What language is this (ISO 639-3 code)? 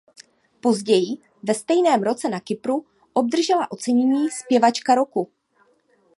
ces